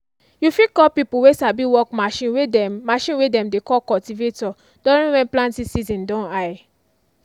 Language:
Nigerian Pidgin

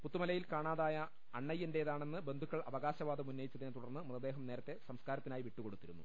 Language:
Malayalam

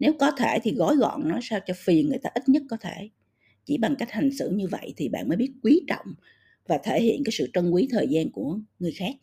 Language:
Vietnamese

